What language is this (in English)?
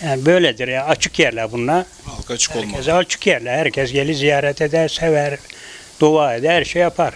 Turkish